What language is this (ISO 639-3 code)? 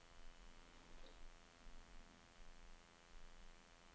dan